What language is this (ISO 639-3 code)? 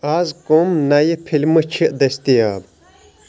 kas